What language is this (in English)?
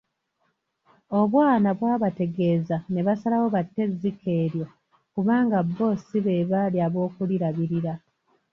Ganda